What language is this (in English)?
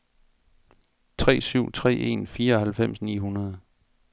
Danish